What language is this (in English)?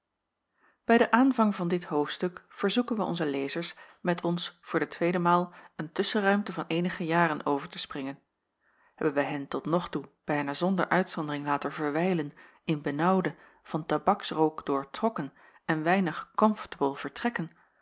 Dutch